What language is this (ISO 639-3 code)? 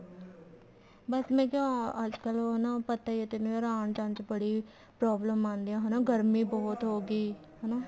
pan